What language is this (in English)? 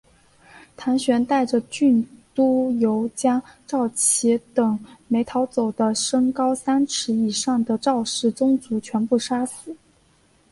Chinese